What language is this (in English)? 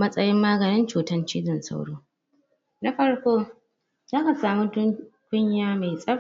Hausa